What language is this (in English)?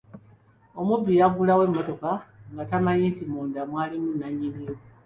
Ganda